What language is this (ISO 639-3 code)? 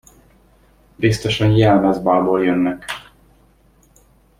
hun